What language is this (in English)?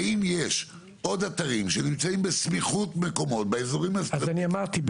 Hebrew